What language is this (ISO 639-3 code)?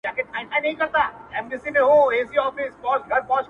pus